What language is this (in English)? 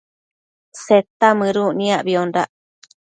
Matsés